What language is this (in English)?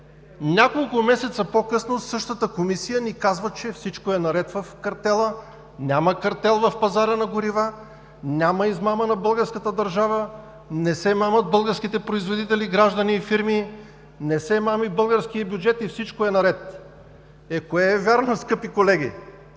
Bulgarian